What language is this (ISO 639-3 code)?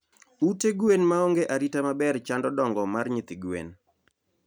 luo